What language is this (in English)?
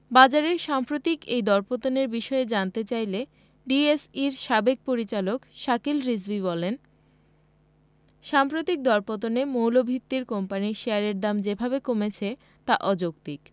Bangla